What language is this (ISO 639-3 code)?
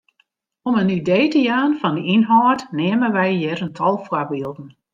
fry